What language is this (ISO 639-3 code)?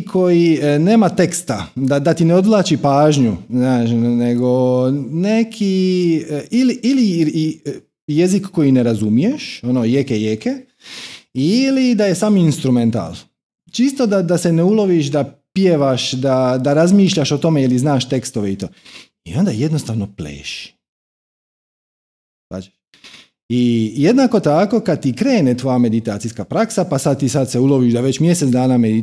hrv